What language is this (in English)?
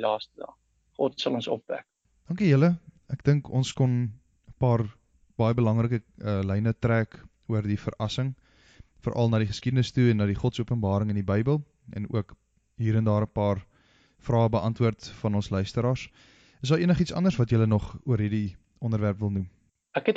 Dutch